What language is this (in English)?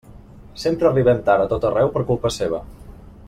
Catalan